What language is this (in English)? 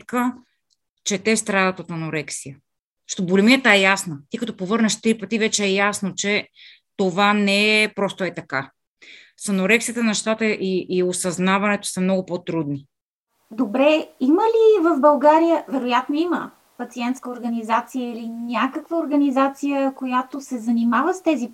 Bulgarian